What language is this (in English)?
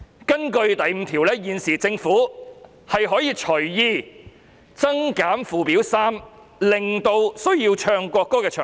Cantonese